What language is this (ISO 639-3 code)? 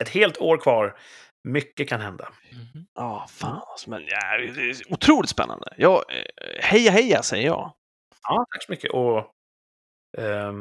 swe